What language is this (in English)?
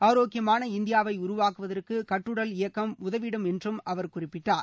Tamil